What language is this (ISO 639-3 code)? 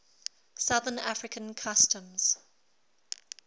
eng